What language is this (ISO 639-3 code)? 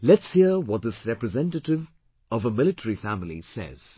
eng